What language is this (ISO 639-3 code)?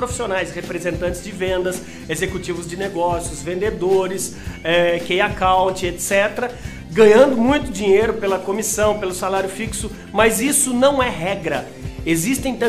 por